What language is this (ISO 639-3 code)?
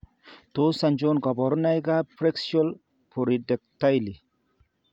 kln